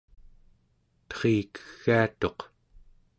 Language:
Central Yupik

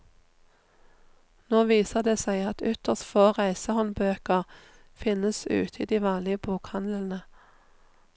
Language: Norwegian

